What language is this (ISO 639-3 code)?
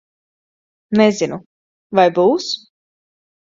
lav